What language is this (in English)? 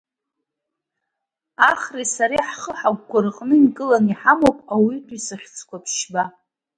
Abkhazian